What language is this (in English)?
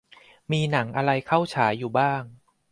Thai